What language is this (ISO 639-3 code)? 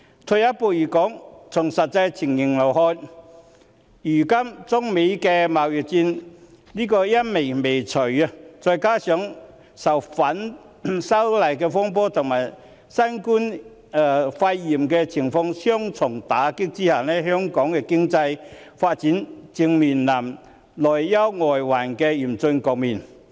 yue